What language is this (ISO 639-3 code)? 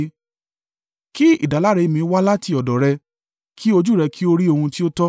yor